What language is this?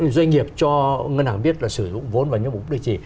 Vietnamese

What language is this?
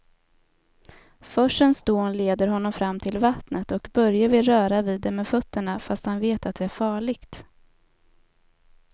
Swedish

